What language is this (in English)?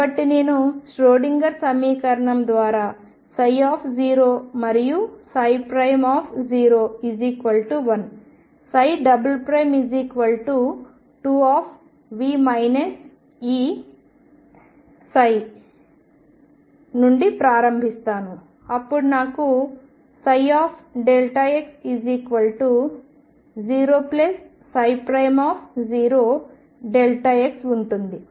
Telugu